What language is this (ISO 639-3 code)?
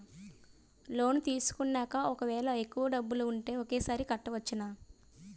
tel